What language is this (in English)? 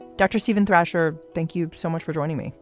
English